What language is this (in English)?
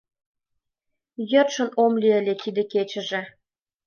Mari